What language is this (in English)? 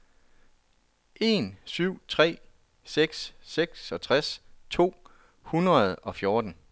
Danish